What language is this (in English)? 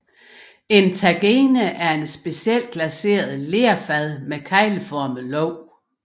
Danish